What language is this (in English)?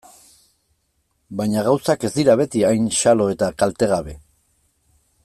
Basque